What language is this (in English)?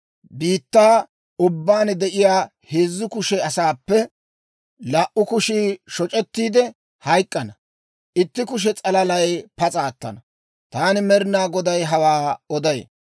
Dawro